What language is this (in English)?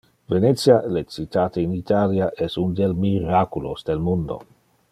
Interlingua